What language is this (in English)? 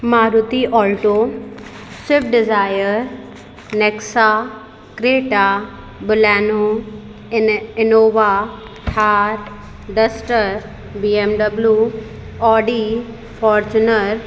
Sindhi